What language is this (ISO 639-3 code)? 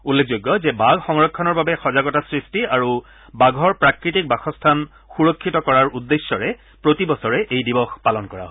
asm